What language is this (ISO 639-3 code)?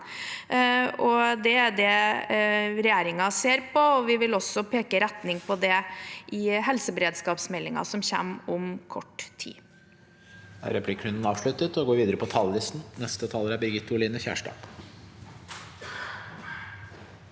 nor